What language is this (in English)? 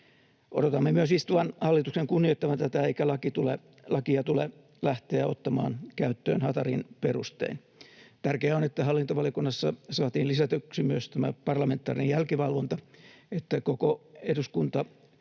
Finnish